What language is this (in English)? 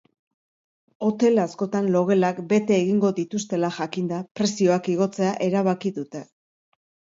Basque